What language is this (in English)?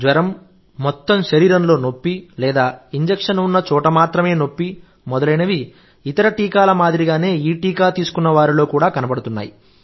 Telugu